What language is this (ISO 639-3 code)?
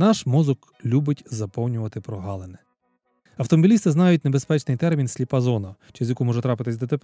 ukr